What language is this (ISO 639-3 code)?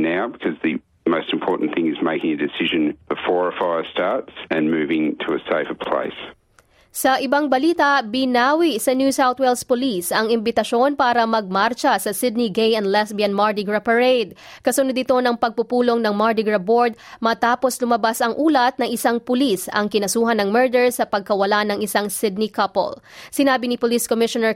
fil